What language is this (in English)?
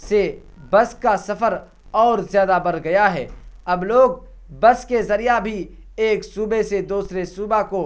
Urdu